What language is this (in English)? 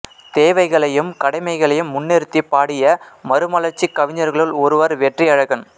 Tamil